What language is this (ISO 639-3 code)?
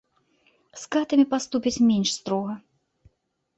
bel